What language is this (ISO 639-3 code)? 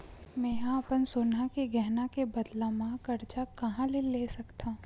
hne